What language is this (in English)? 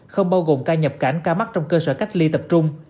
Vietnamese